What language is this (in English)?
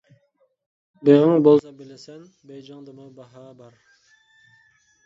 Uyghur